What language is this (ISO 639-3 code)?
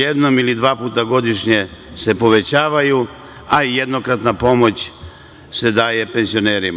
srp